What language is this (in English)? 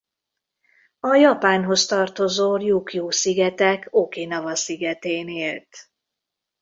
Hungarian